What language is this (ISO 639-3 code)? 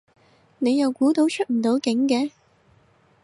yue